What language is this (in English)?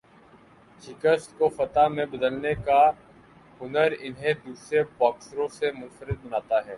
Urdu